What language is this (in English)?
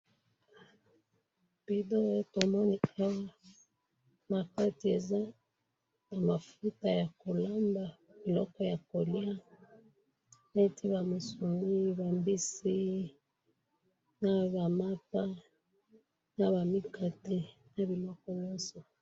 Lingala